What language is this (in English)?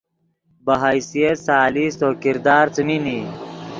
Yidgha